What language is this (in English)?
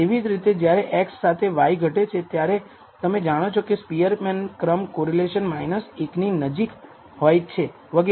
Gujarati